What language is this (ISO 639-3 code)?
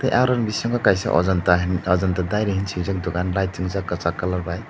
trp